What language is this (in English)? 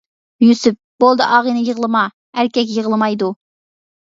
Uyghur